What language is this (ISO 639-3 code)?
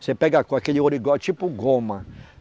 por